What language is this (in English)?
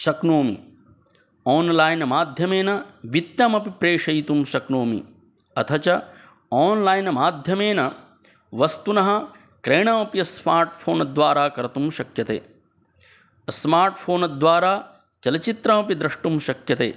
Sanskrit